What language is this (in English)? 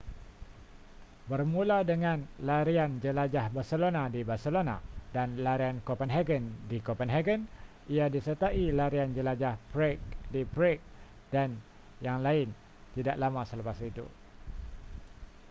Malay